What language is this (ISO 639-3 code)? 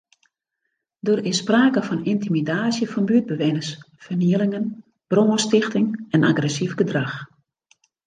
fry